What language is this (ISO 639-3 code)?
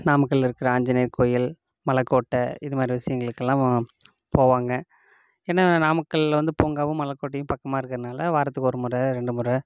tam